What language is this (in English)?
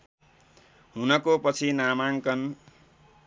Nepali